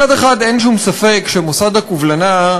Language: Hebrew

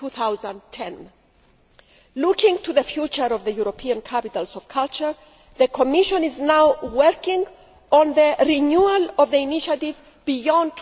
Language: English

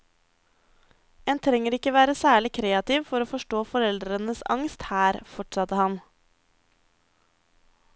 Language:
Norwegian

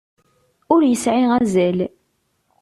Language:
Kabyle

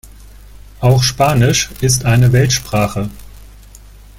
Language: German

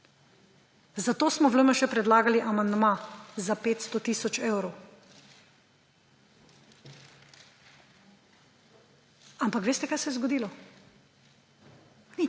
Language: Slovenian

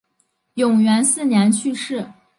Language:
Chinese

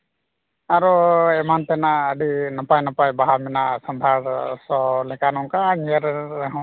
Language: Santali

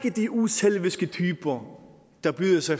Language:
Danish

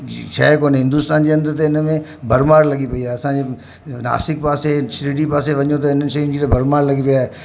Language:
Sindhi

